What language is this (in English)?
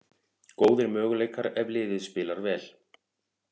Icelandic